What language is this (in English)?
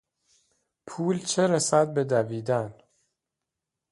Persian